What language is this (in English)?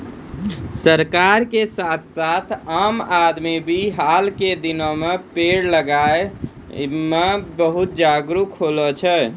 Maithili